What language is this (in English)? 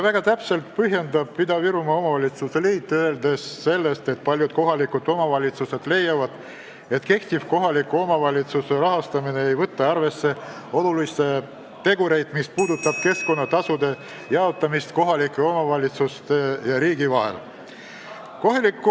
Estonian